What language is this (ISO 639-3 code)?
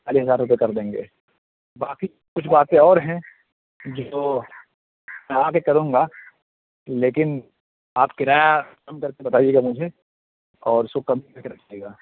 urd